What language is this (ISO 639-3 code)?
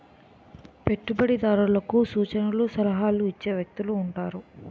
tel